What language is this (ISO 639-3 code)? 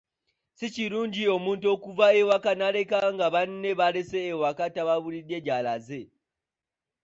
lug